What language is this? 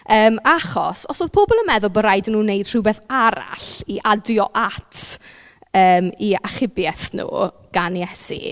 Welsh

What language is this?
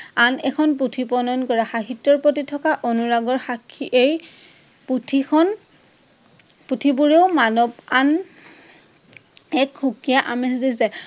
Assamese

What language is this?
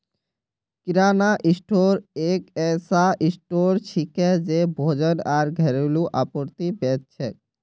Magahi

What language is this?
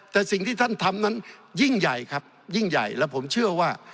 Thai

